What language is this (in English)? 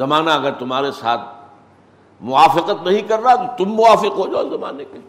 Urdu